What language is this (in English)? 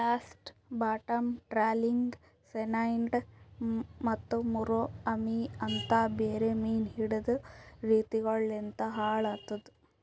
Kannada